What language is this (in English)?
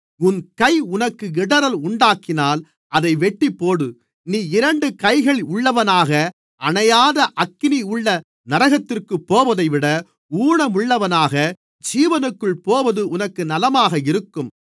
Tamil